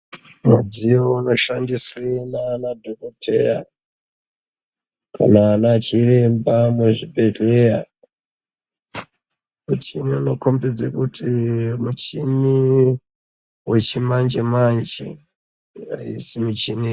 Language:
Ndau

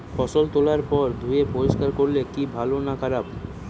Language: Bangla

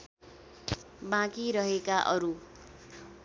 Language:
Nepali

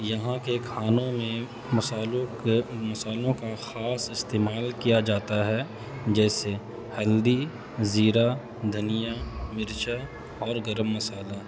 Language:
Urdu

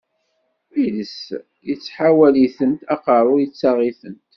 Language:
Kabyle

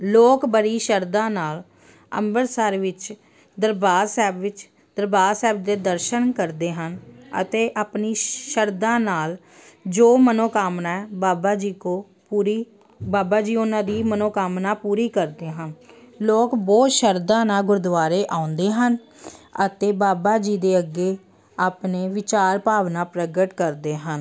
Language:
Punjabi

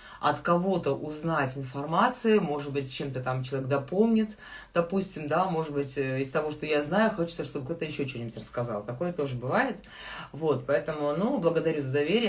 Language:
Russian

